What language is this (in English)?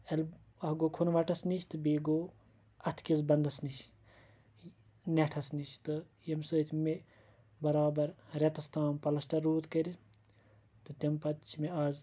Kashmiri